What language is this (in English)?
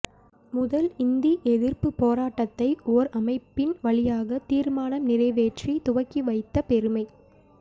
Tamil